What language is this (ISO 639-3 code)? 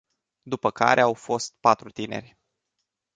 ron